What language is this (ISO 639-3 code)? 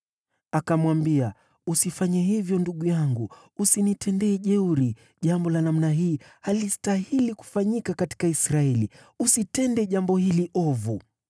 swa